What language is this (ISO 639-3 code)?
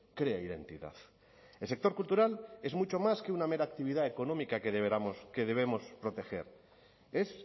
spa